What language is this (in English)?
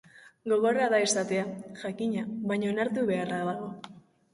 Basque